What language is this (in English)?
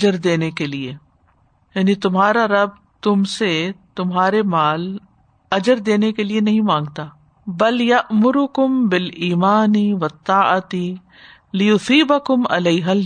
Urdu